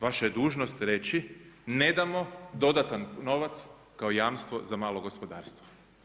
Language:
Croatian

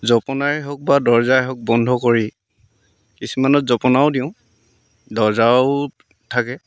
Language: Assamese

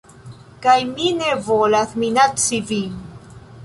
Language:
Esperanto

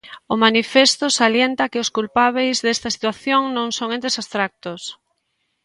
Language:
Galician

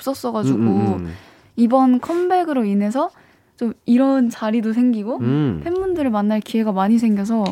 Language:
Korean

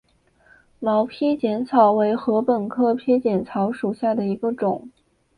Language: Chinese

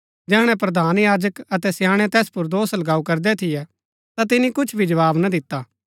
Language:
Gaddi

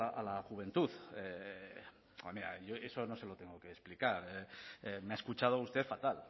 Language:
Spanish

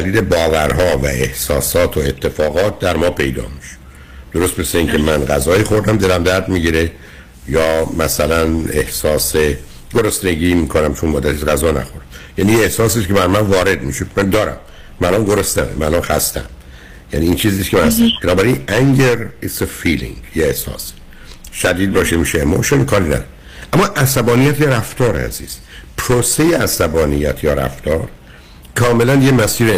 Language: Persian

